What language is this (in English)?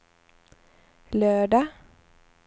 Swedish